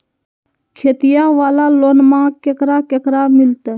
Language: Magahi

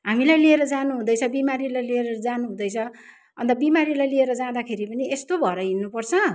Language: Nepali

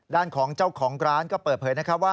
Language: Thai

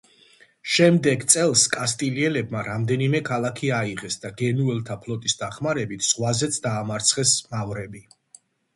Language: Georgian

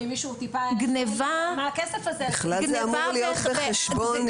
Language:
Hebrew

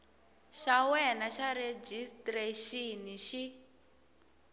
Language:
Tsonga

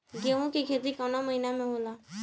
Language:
Bhojpuri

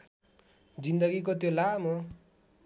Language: Nepali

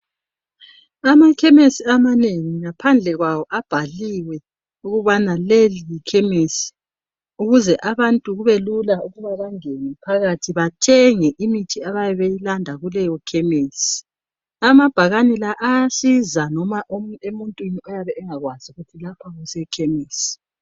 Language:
North Ndebele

